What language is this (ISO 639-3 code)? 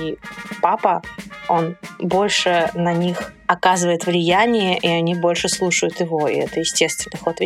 rus